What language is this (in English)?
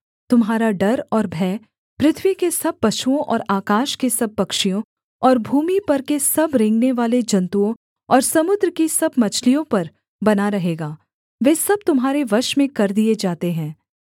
Hindi